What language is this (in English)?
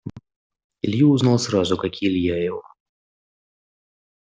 Russian